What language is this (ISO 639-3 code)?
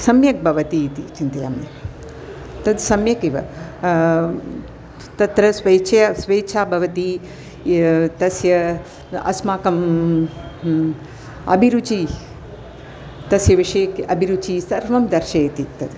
san